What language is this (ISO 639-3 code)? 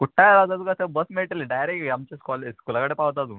kok